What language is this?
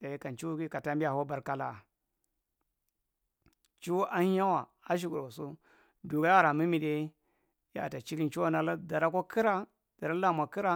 Marghi Central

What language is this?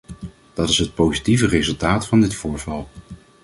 Dutch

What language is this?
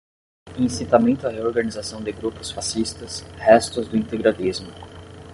Portuguese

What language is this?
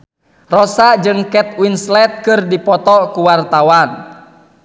Sundanese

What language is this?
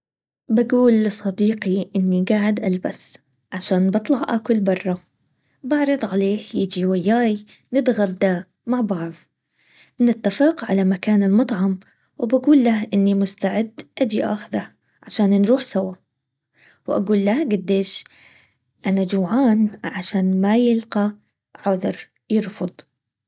Baharna Arabic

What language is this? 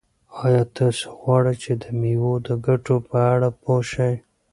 Pashto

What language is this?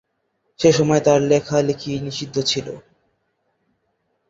Bangla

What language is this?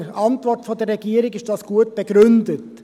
Swiss German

